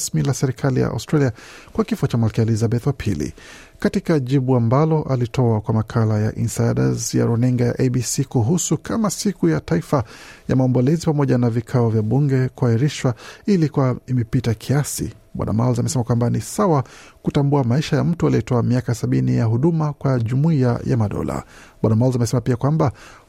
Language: Swahili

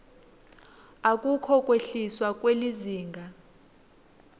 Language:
Swati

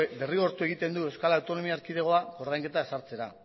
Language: Basque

